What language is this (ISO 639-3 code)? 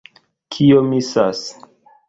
epo